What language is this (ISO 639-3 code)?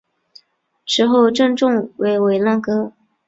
zho